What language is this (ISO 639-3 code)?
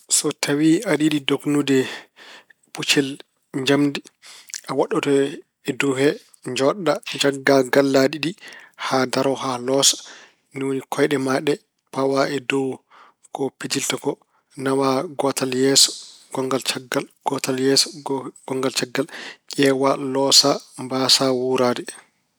ful